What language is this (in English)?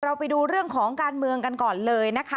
Thai